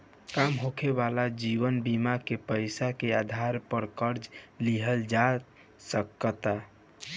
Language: Bhojpuri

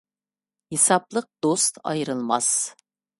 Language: Uyghur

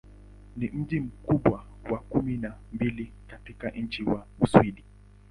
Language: Swahili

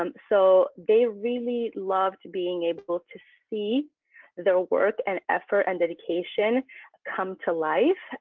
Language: English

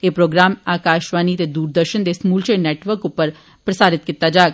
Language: Dogri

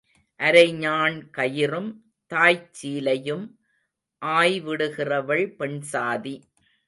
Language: Tamil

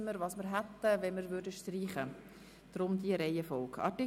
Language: Swiss German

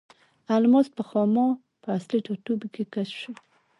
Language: Pashto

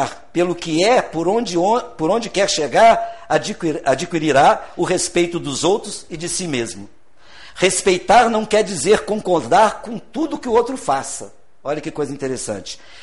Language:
Portuguese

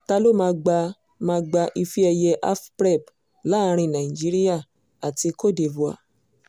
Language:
Yoruba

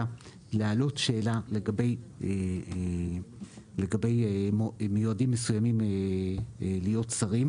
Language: Hebrew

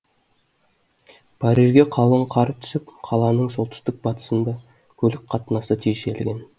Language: Kazakh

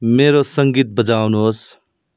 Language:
Nepali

